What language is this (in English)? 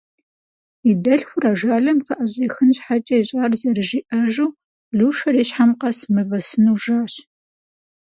Kabardian